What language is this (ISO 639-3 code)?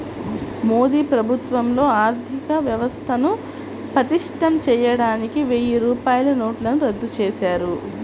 tel